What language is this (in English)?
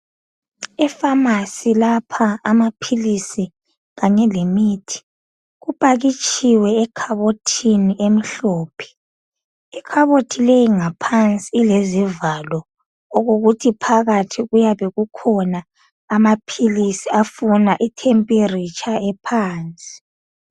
North Ndebele